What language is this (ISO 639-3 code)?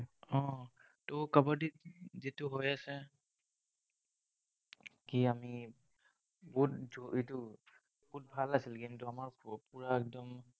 asm